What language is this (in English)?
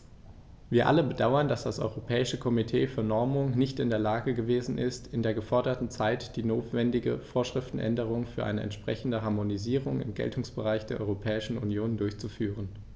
German